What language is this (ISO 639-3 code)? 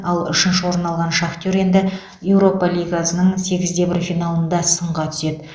kaz